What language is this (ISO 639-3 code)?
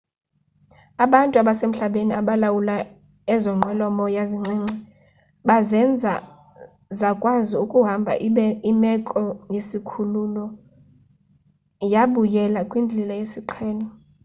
xho